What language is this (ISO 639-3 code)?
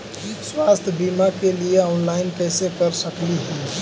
mag